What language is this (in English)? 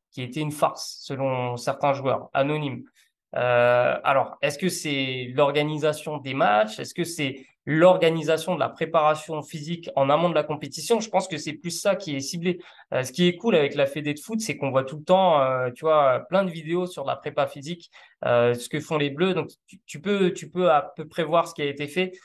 French